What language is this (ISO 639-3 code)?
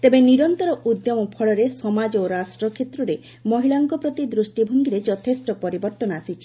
ori